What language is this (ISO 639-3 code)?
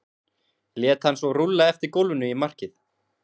isl